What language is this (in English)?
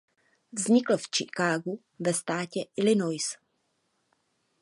Czech